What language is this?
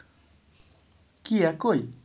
Bangla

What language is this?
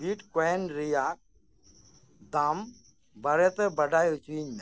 Santali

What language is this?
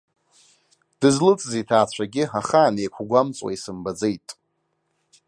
Abkhazian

